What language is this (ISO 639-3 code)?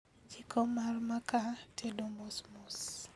luo